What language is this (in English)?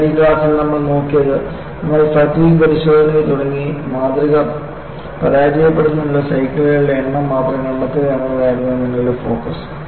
Malayalam